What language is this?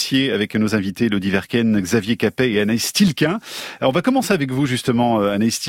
French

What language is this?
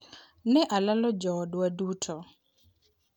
Luo (Kenya and Tanzania)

